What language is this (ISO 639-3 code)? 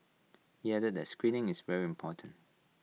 eng